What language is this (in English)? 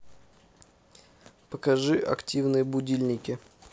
Russian